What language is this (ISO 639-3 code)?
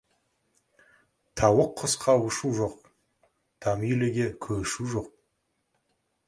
kaz